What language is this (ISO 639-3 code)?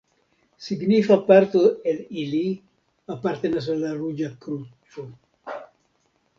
epo